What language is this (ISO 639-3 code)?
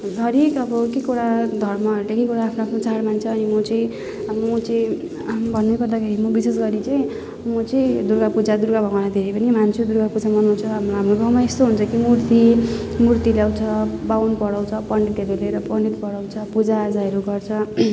nep